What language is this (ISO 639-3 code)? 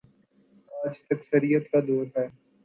urd